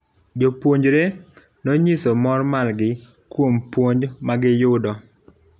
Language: Luo (Kenya and Tanzania)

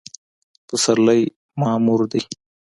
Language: Pashto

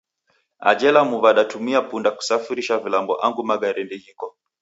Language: Taita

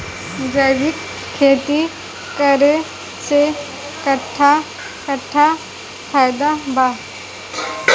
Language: Bhojpuri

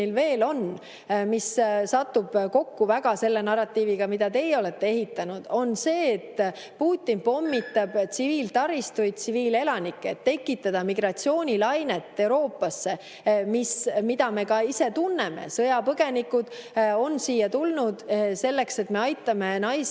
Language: Estonian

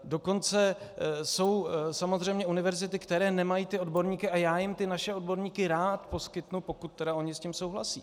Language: Czech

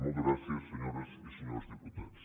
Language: Catalan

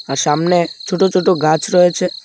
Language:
Bangla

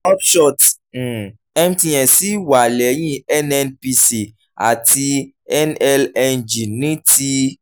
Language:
Yoruba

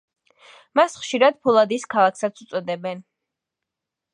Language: Georgian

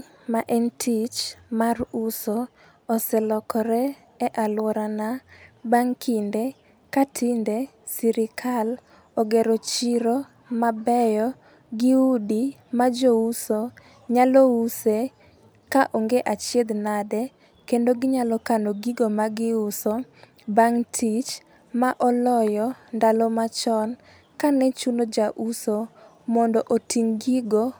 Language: Luo (Kenya and Tanzania)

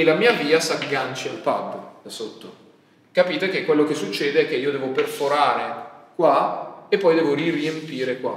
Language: Italian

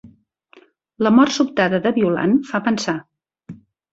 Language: Catalan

